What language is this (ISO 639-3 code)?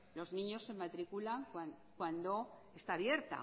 spa